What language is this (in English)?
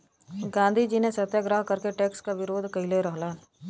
Bhojpuri